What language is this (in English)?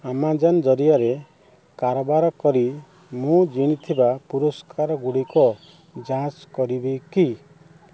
Odia